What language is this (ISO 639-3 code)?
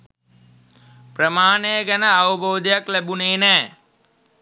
sin